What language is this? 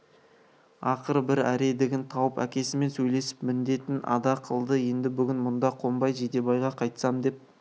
Kazakh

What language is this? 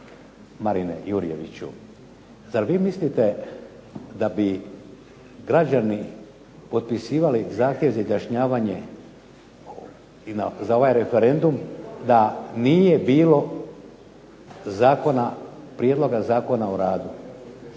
Croatian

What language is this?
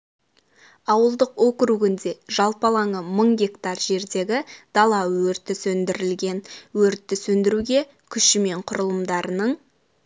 Kazakh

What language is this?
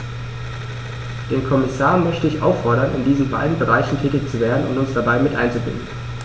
German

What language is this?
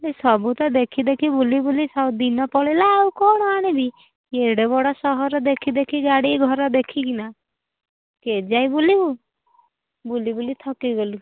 Odia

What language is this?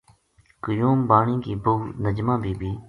Gujari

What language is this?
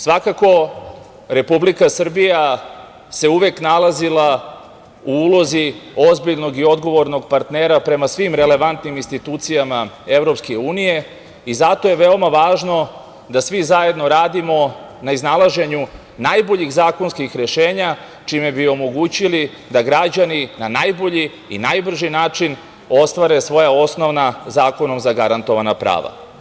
Serbian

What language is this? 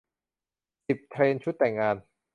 Thai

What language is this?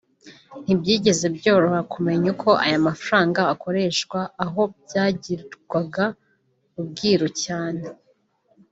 Kinyarwanda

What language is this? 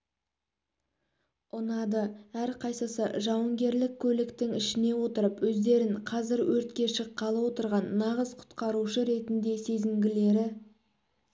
Kazakh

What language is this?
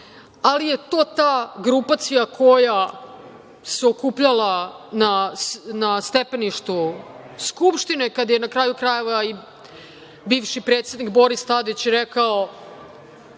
Serbian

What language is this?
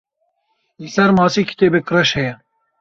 Kurdish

